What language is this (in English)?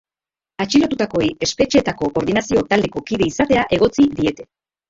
Basque